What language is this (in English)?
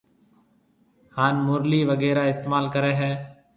Marwari (Pakistan)